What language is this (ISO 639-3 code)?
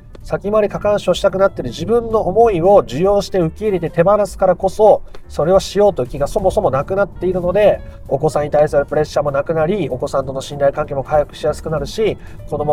jpn